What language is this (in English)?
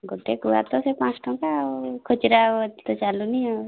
Odia